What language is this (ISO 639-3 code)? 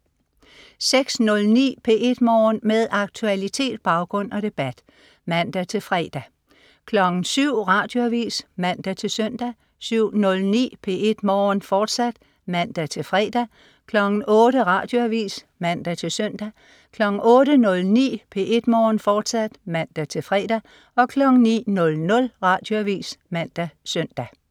dan